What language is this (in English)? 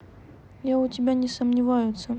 Russian